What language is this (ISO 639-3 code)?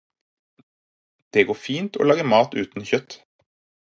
nob